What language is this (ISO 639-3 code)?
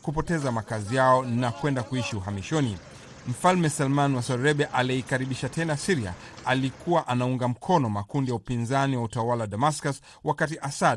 swa